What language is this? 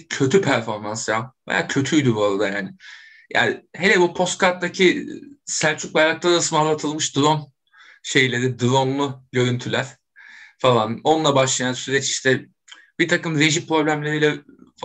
Turkish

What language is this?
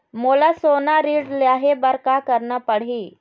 Chhattisgarhi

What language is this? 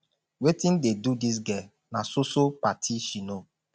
Nigerian Pidgin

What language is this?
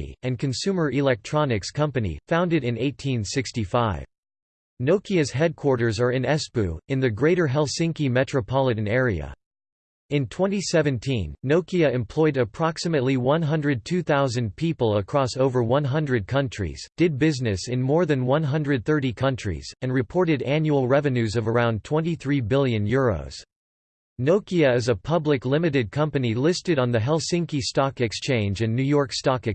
English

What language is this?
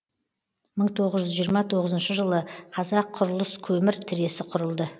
Kazakh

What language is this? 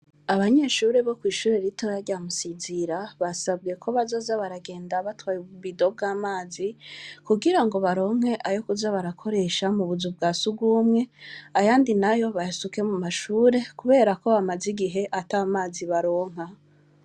Rundi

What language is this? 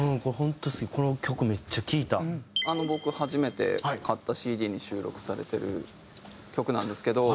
Japanese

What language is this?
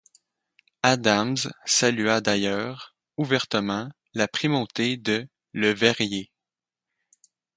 French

